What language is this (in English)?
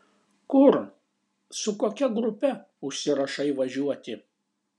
Lithuanian